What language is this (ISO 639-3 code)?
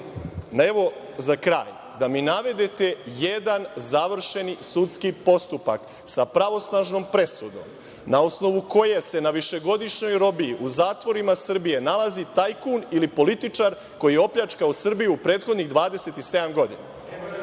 srp